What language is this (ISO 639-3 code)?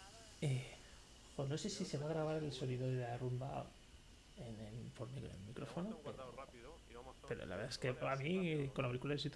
spa